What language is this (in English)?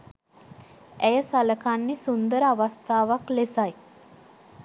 Sinhala